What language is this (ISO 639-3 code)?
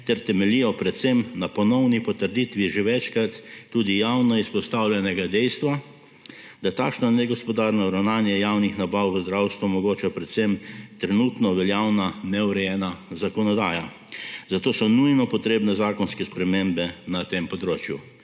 slv